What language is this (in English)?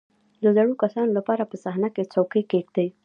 Pashto